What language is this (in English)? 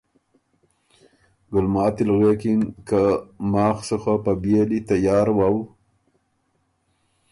Ormuri